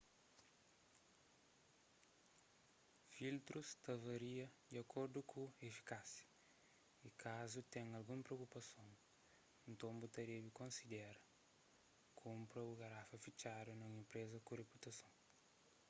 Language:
Kabuverdianu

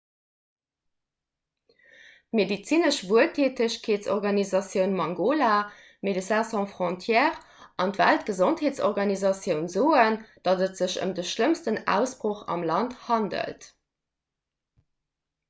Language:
Luxembourgish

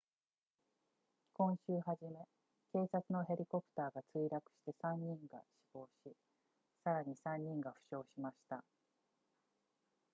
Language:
Japanese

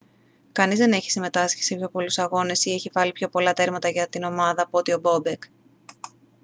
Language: Greek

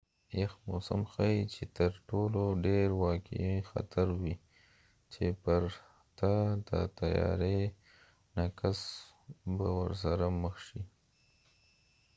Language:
Pashto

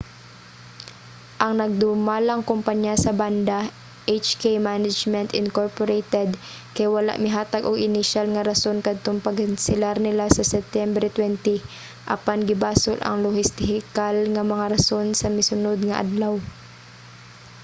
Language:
Cebuano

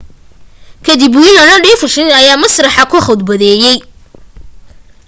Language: Somali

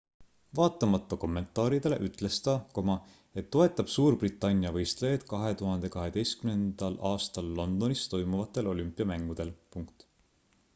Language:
Estonian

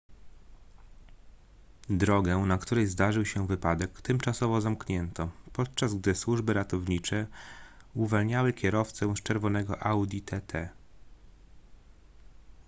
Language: Polish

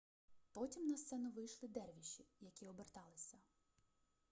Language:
Ukrainian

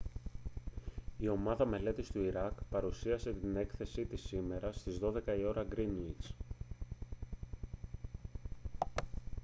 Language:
Greek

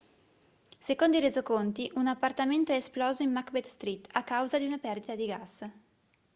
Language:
Italian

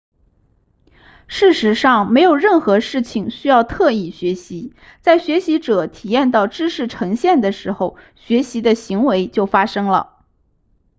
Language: Chinese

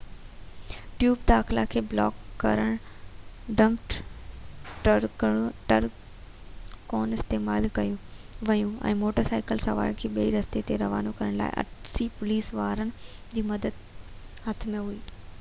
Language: Sindhi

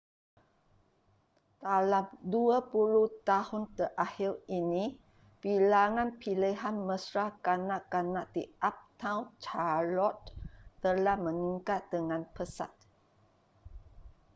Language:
Malay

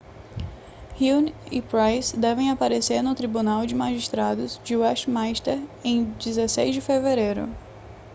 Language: Portuguese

